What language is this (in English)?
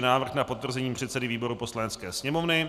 Czech